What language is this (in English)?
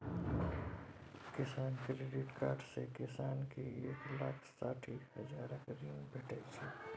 Maithili